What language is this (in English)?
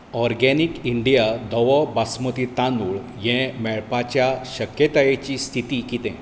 Konkani